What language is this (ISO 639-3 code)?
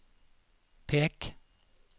nor